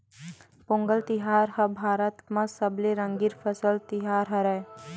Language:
Chhattisgarhi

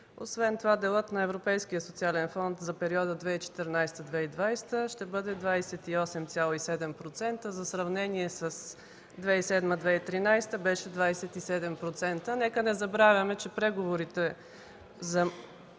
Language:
Bulgarian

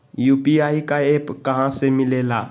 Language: Magahi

